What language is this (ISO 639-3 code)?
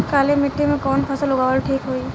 bho